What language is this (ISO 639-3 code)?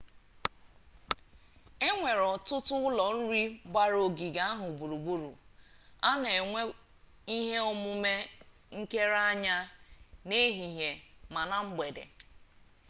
ibo